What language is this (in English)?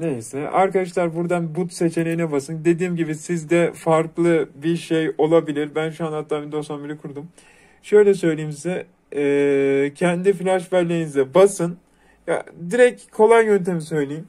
Turkish